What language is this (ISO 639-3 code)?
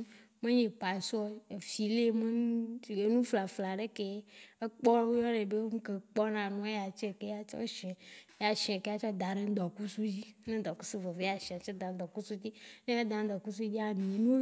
wci